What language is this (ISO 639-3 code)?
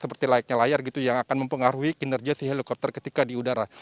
ind